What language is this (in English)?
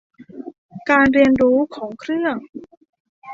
Thai